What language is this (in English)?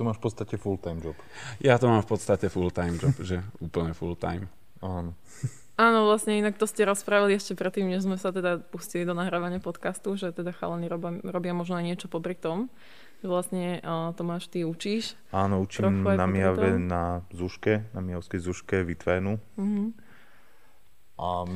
Slovak